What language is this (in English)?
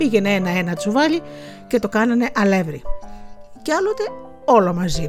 Greek